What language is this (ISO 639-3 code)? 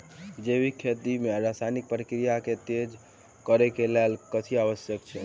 mai